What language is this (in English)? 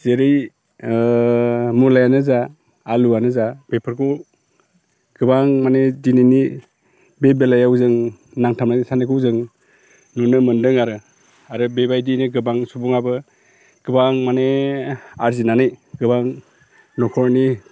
Bodo